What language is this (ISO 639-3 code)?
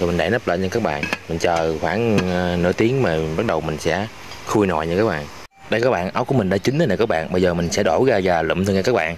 vie